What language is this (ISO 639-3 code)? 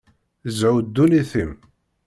kab